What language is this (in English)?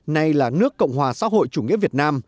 Vietnamese